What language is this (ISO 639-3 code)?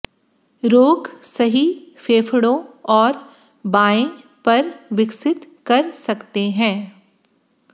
hin